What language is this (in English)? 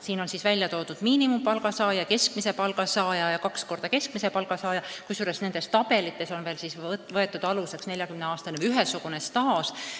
Estonian